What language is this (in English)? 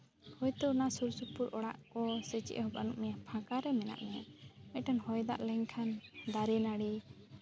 Santali